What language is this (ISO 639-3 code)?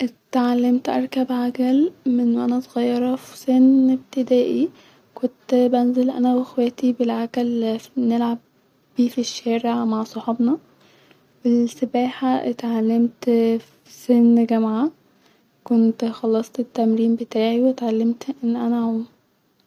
arz